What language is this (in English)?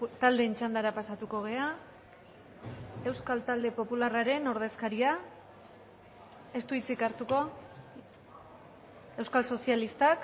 Basque